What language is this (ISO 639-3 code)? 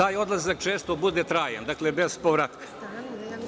srp